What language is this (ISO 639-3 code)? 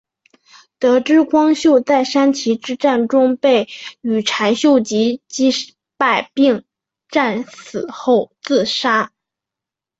zho